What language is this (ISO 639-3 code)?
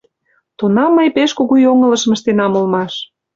chm